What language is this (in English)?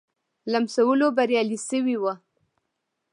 Pashto